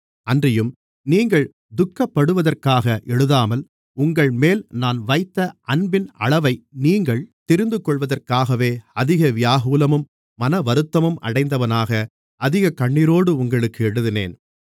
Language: Tamil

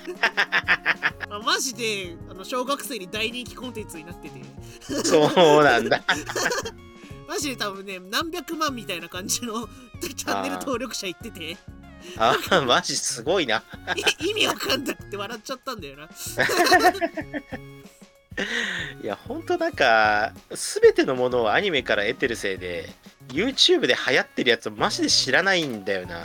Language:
Japanese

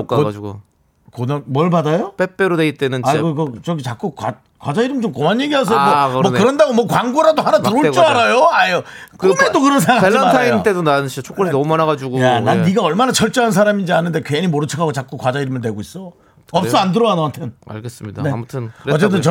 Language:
Korean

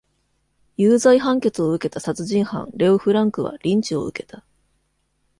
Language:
Japanese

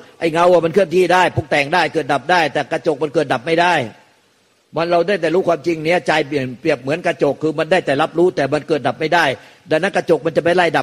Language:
Thai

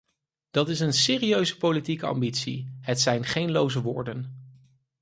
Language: Dutch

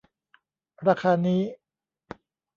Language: Thai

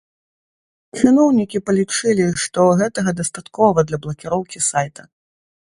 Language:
Belarusian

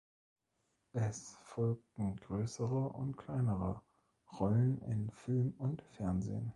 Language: German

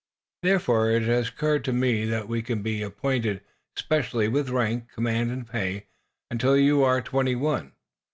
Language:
English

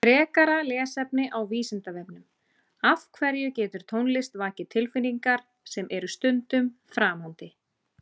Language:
Icelandic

